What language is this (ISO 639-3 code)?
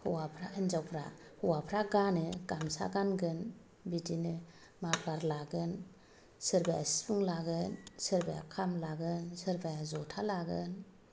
brx